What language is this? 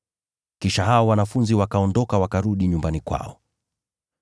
Swahili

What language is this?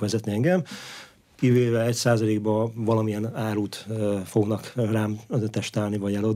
Hungarian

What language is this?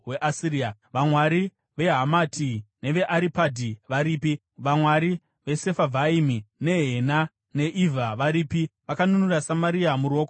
Shona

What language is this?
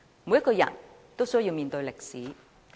Cantonese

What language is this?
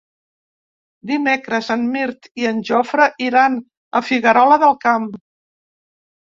Catalan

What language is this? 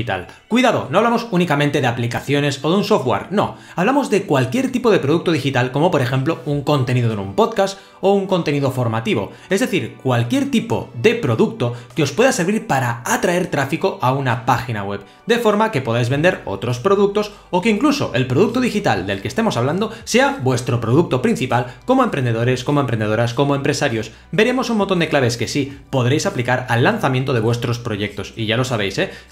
Spanish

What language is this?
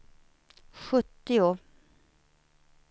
Swedish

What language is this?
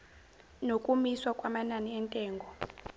Zulu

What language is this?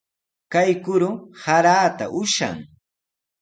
Sihuas Ancash Quechua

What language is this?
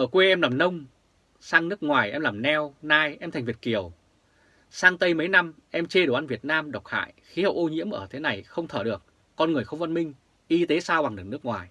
Vietnamese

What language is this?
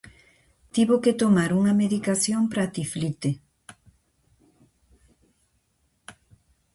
Galician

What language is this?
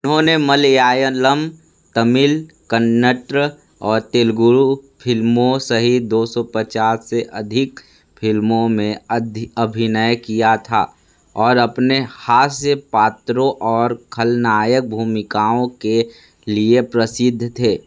Hindi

